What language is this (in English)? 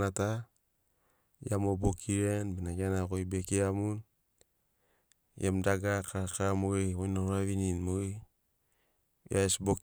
Sinaugoro